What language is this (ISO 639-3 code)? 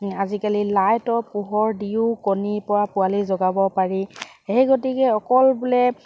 asm